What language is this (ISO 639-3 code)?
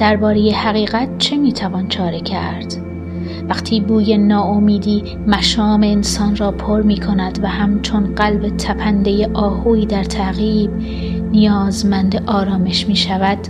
fas